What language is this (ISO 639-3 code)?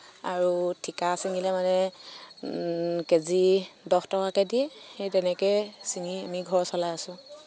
asm